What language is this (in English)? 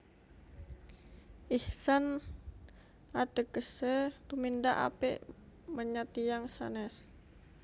Javanese